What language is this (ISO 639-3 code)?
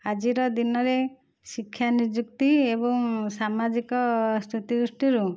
ori